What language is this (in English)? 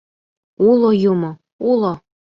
Mari